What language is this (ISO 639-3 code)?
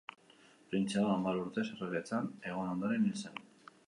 eus